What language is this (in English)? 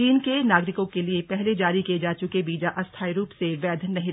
Hindi